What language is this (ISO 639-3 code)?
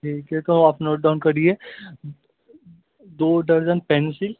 urd